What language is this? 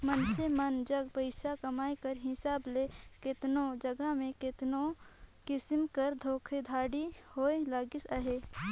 Chhattisgarhi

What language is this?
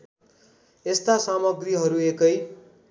Nepali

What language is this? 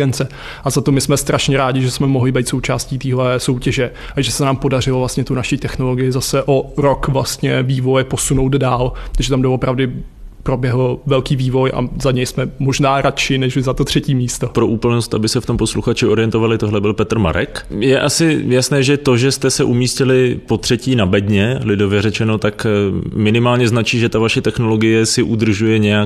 Czech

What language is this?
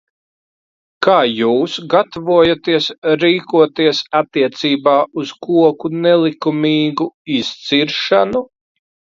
Latvian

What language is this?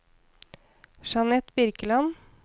Norwegian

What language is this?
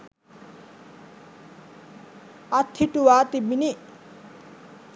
Sinhala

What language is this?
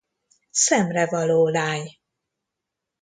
Hungarian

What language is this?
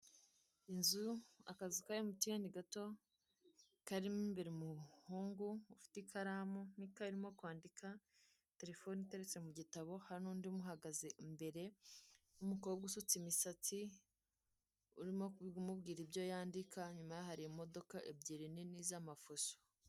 Kinyarwanda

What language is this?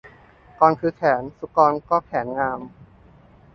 Thai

